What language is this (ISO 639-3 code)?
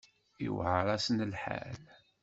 kab